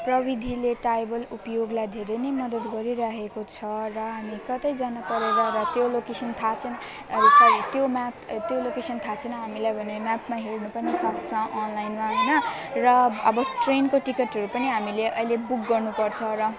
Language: Nepali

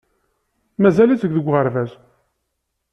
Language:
Kabyle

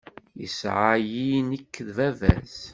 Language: Kabyle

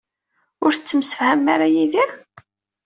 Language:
Kabyle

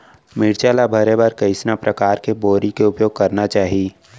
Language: Chhattisgarhi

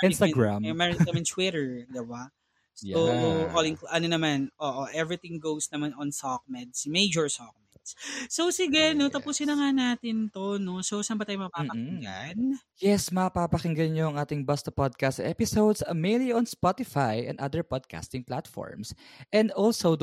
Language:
Filipino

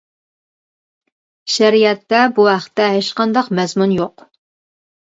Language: Uyghur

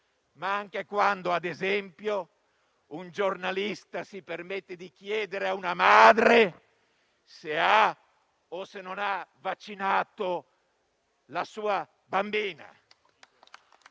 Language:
Italian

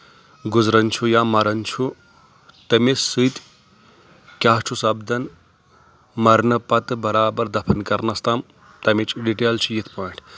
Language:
Kashmiri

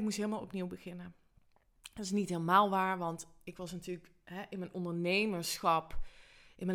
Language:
Dutch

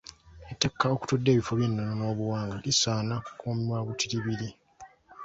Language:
Ganda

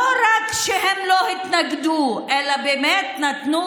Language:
Hebrew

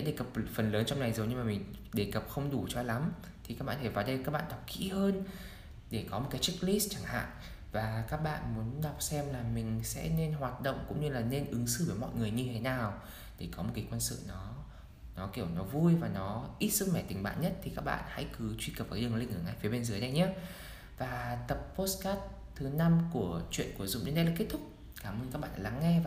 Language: Vietnamese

